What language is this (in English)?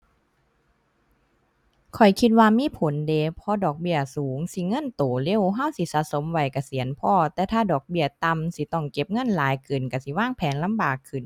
Thai